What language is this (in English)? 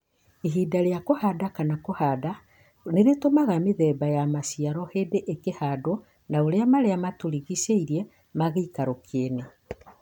Kikuyu